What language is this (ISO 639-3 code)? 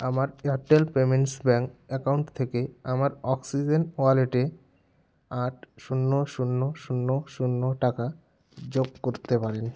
ben